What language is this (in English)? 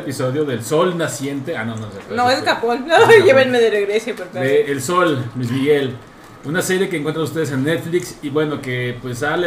Spanish